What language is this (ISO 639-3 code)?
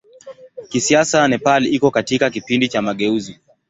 swa